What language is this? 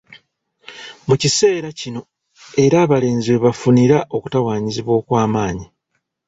Ganda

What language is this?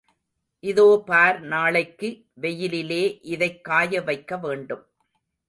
Tamil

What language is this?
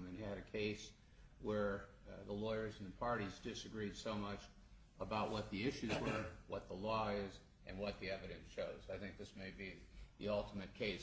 English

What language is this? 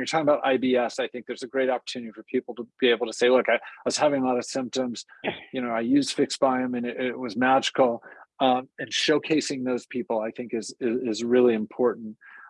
English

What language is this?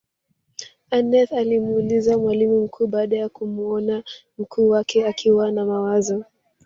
Swahili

